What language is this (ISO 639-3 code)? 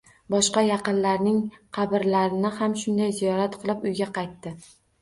uzb